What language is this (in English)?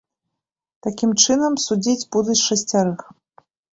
Belarusian